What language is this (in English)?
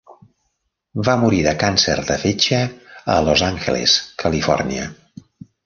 Catalan